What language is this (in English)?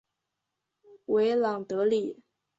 Chinese